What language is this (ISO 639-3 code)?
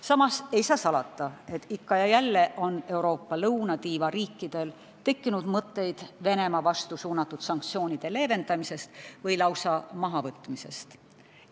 est